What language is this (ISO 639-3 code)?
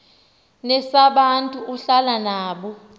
xho